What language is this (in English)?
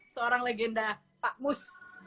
Indonesian